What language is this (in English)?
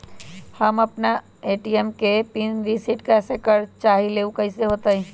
Magahi